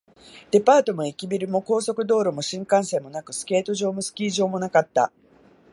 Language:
Japanese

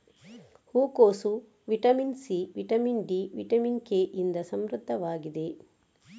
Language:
Kannada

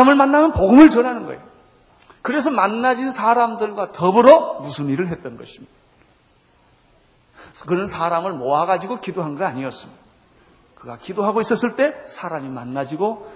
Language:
Korean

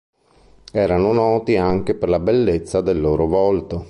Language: Italian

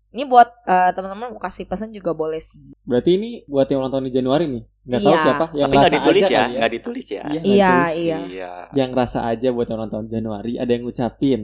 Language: Indonesian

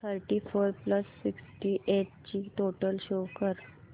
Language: Marathi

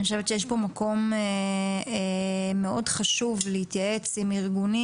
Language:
Hebrew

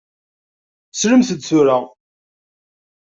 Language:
Kabyle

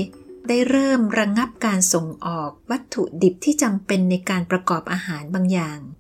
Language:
Thai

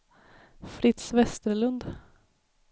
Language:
Swedish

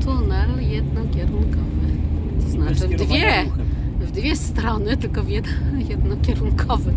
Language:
Polish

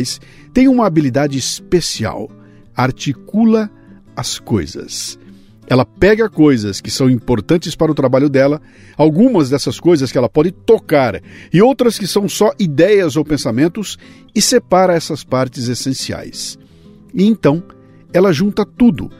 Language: Portuguese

